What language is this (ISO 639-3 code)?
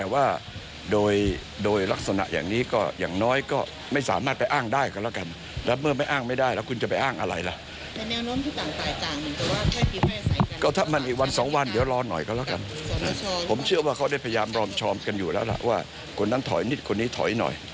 tha